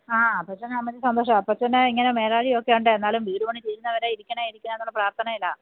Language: Malayalam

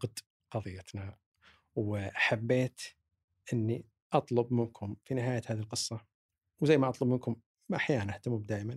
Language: Arabic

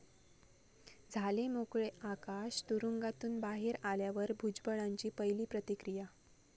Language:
Marathi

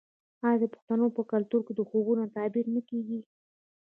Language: Pashto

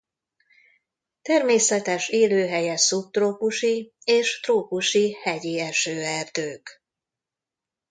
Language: Hungarian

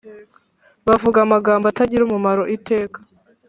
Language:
Kinyarwanda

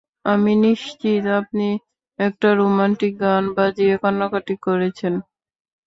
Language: Bangla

